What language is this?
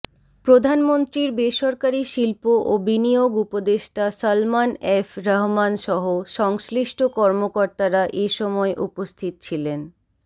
Bangla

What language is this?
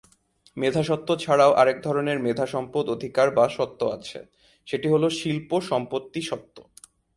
Bangla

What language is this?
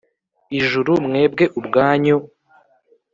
Kinyarwanda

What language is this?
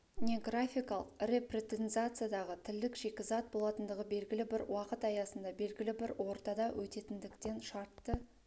Kazakh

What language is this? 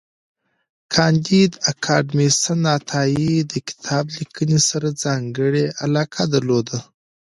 Pashto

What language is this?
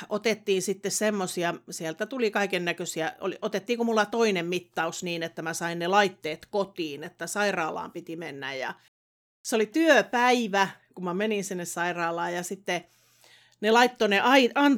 Finnish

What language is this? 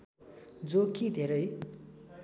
Nepali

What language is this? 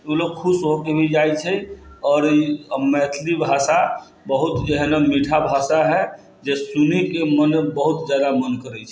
Maithili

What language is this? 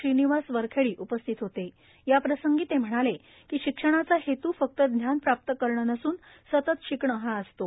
Marathi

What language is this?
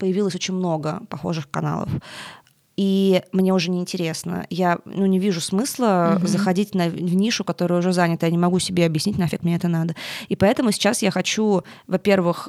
Russian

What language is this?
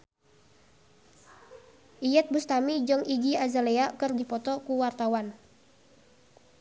Sundanese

